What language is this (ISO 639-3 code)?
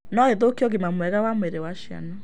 kik